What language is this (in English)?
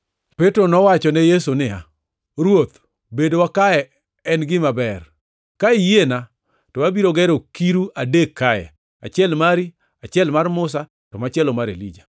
Luo (Kenya and Tanzania)